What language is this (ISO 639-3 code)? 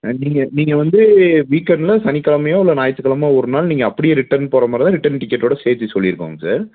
tam